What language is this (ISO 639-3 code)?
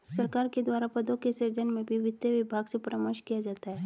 hin